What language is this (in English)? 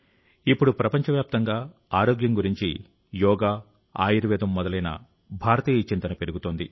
Telugu